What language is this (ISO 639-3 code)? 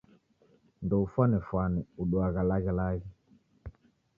dav